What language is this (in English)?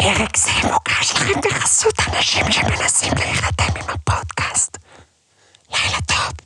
Hebrew